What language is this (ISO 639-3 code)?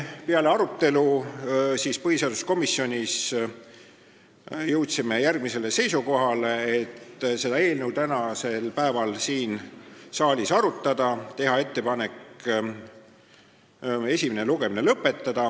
est